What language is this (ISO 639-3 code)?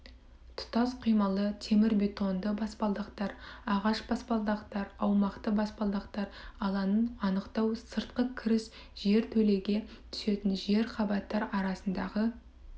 kaz